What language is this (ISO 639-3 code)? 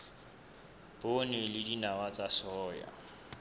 sot